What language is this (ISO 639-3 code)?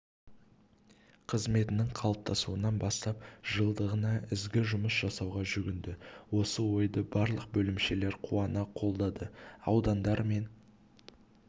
kaz